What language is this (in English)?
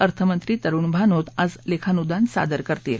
Marathi